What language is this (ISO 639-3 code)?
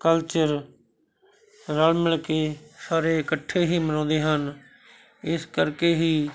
pan